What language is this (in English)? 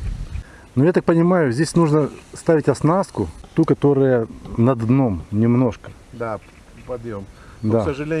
Russian